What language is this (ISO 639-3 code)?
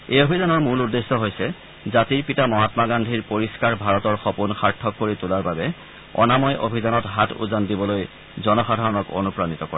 asm